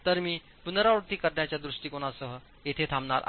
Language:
Marathi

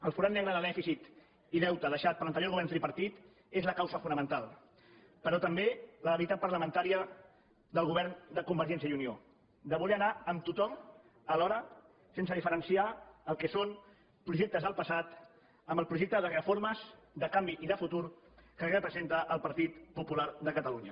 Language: Catalan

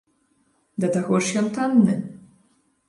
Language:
Belarusian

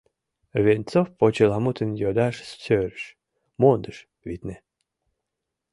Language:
Mari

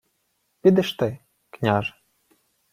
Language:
Ukrainian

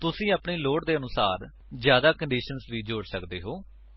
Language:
Punjabi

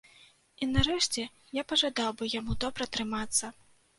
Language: Belarusian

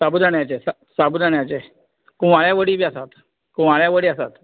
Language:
Konkani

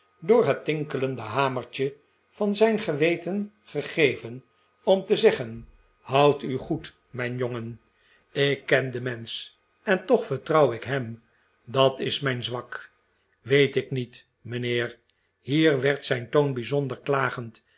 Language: Dutch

